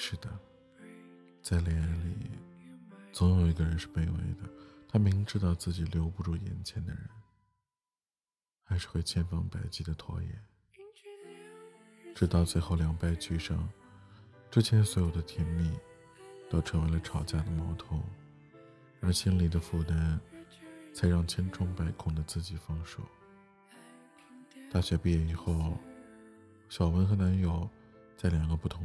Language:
Chinese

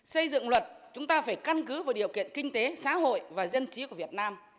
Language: Vietnamese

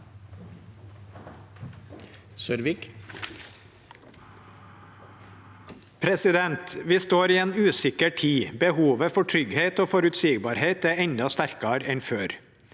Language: Norwegian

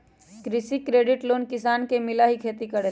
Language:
Magahi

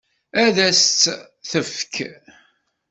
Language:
Kabyle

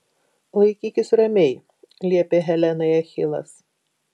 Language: Lithuanian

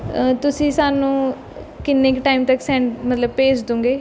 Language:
Punjabi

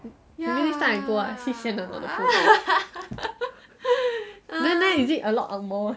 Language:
English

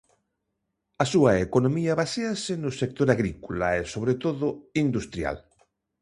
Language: Galician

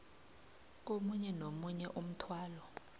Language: South Ndebele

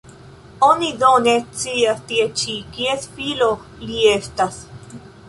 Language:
Esperanto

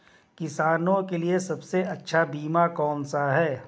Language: Hindi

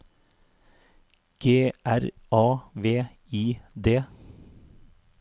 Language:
Norwegian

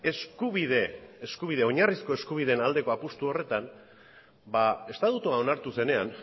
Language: Basque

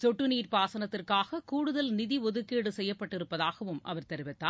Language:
Tamil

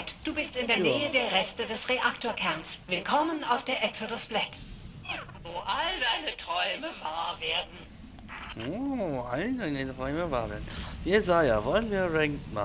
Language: German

